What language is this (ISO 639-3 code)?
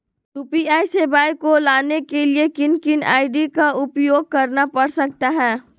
mag